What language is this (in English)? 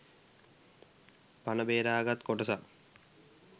Sinhala